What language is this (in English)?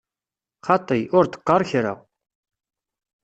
Kabyle